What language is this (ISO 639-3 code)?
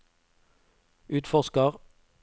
nor